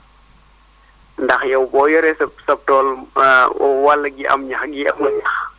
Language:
Wolof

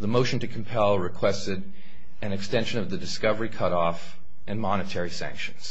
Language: English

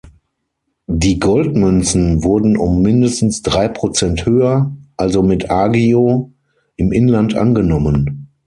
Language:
German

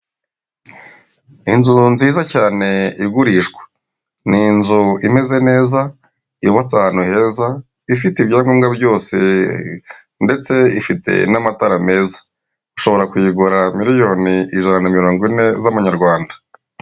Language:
Kinyarwanda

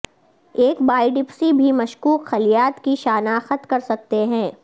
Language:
Urdu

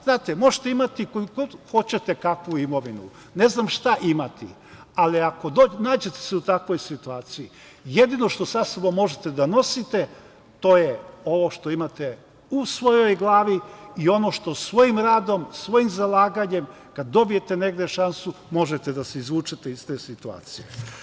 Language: Serbian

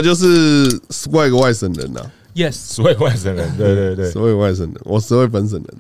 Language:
Chinese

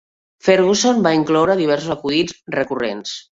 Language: Catalan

